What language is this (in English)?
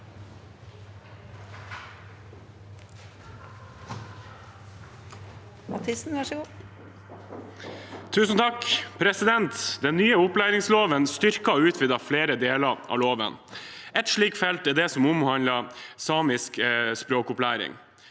Norwegian